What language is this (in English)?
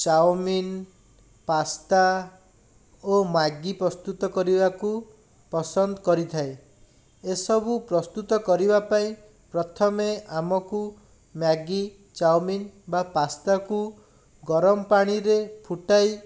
Odia